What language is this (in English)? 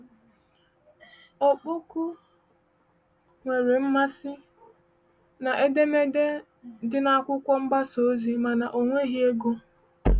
Igbo